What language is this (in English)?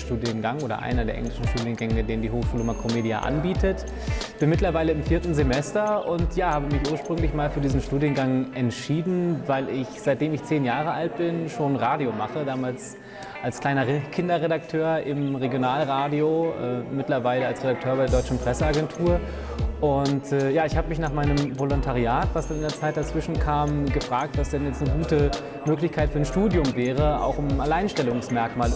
German